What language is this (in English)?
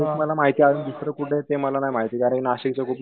Marathi